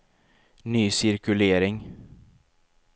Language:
Swedish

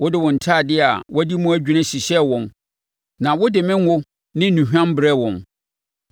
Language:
Akan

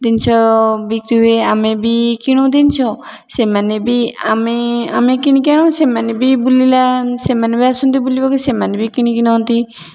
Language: Odia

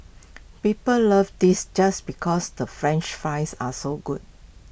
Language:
English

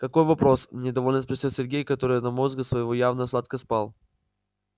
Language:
Russian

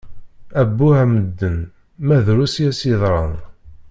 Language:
Kabyle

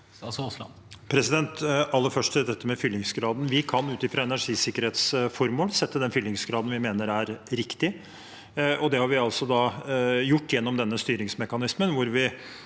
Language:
Norwegian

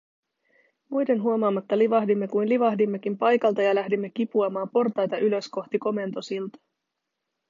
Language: Finnish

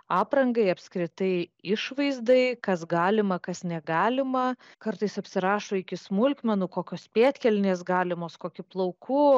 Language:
Lithuanian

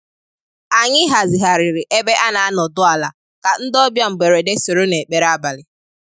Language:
Igbo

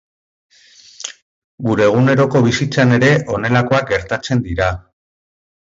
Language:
Basque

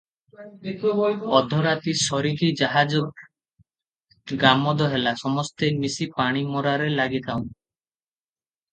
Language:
Odia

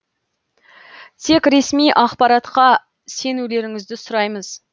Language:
Kazakh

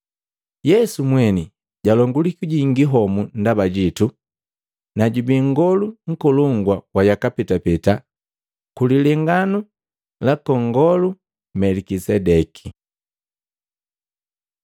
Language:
Matengo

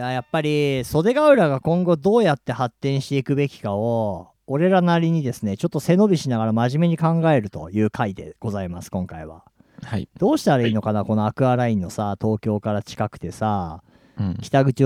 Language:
Japanese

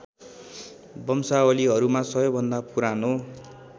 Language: Nepali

